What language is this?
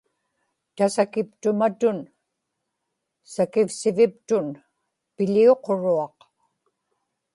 Inupiaq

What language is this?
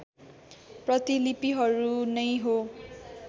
Nepali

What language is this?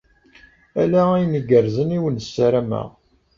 Kabyle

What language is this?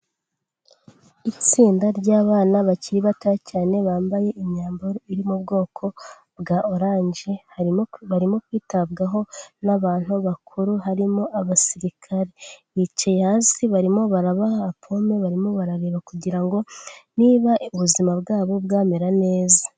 Kinyarwanda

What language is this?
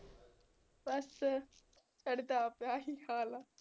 Punjabi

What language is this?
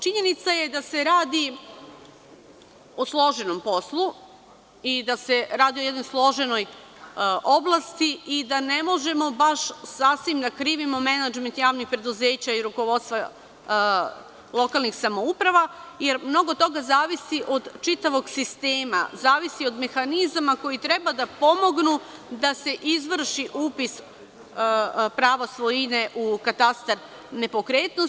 Serbian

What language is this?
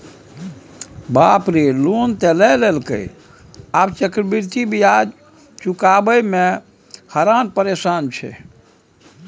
Maithili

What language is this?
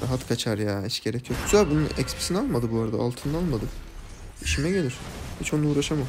Turkish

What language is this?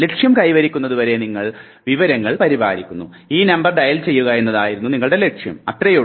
Malayalam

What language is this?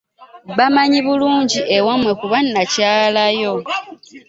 Ganda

